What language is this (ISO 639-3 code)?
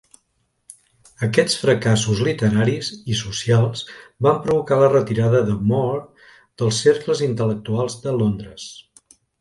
cat